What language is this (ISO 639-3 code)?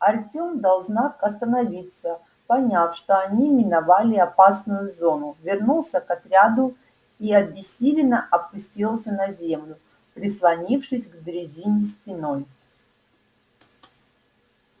rus